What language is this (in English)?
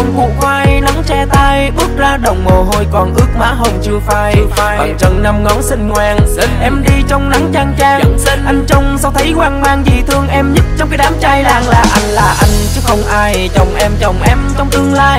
Vietnamese